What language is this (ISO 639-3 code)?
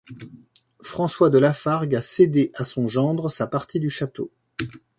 fra